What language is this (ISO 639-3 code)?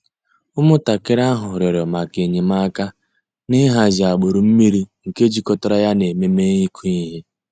ibo